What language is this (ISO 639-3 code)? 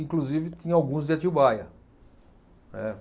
por